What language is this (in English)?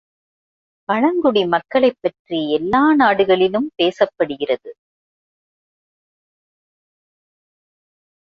Tamil